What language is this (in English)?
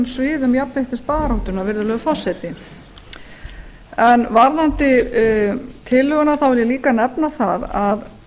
Icelandic